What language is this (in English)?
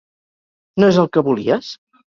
Catalan